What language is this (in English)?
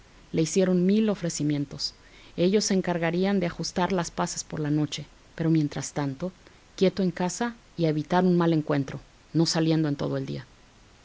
Spanish